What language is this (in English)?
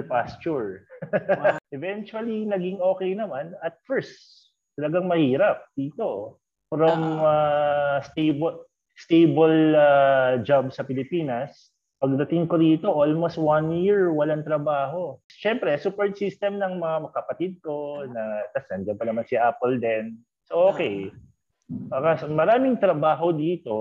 Filipino